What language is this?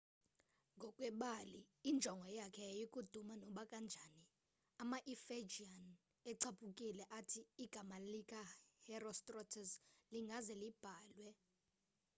Xhosa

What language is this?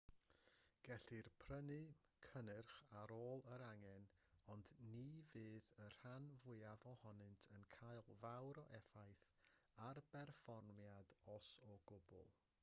Welsh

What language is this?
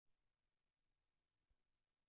Armenian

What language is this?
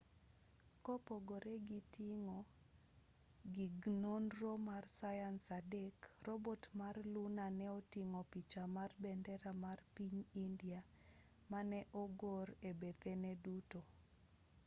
Luo (Kenya and Tanzania)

